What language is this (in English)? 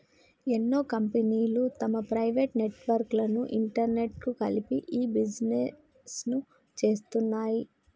Telugu